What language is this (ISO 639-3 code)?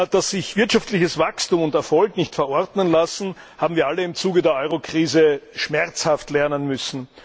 deu